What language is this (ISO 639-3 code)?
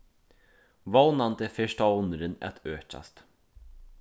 fao